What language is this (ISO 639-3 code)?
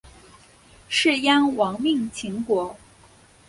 zho